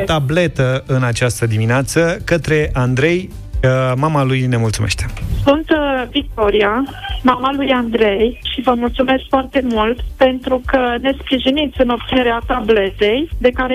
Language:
Romanian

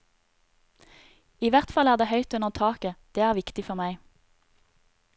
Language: Norwegian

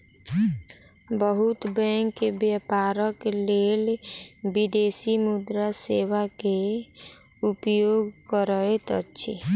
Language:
Maithili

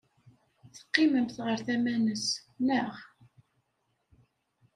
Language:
Kabyle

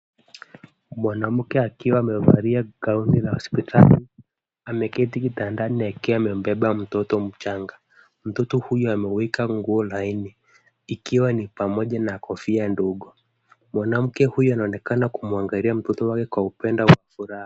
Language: Swahili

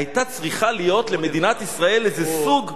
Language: Hebrew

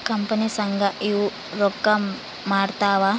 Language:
Kannada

